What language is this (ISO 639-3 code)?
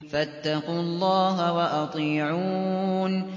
ara